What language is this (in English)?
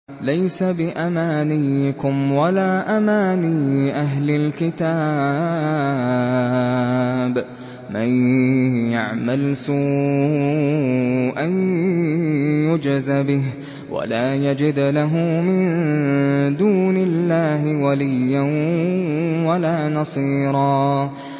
Arabic